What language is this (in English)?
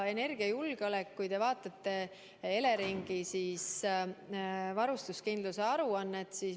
Estonian